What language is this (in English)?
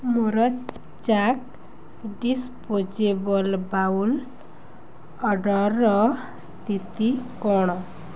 Odia